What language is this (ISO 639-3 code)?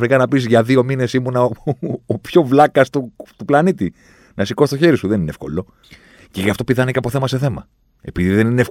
ell